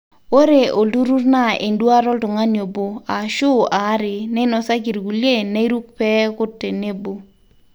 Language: Masai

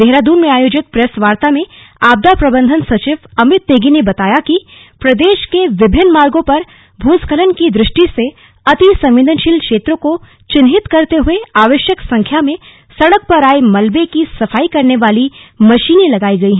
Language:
Hindi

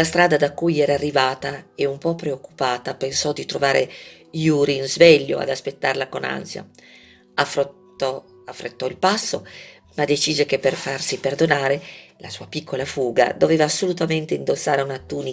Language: Italian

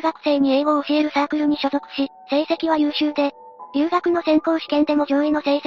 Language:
Japanese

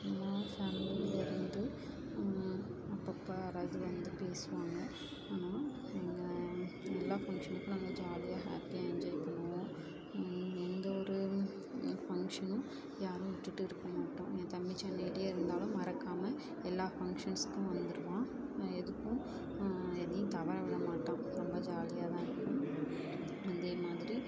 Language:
Tamil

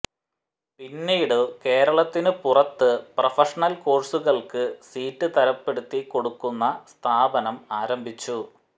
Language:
Malayalam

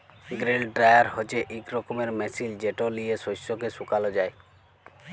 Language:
Bangla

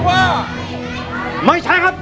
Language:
Thai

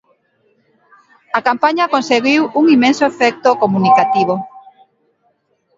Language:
Galician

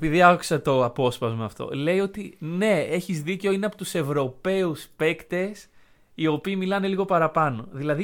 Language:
Greek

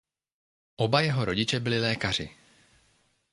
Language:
Czech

